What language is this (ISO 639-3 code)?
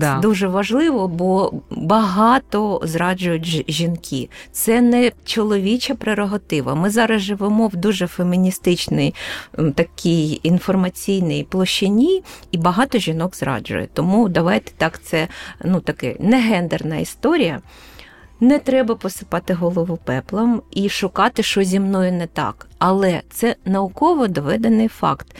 ukr